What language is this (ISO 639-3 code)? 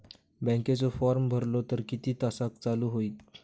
mar